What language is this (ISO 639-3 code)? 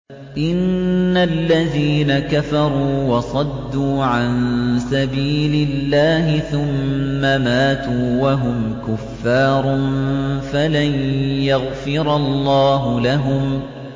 ara